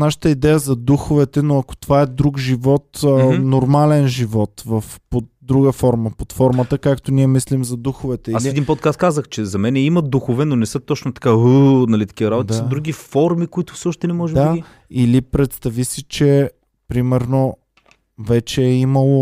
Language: Bulgarian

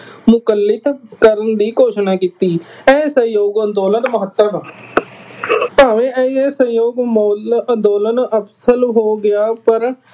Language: Punjabi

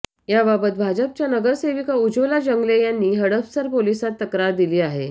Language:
Marathi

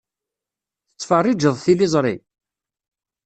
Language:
Kabyle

